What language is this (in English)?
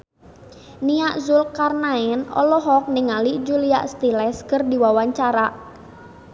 Sundanese